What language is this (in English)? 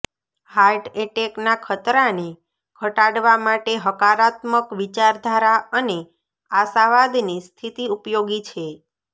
Gujarati